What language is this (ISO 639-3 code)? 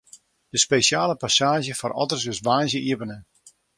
fry